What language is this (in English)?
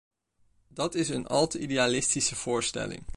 Dutch